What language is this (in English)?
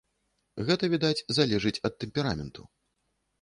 Belarusian